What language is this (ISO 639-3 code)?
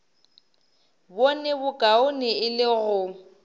nso